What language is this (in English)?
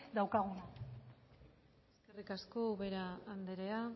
Basque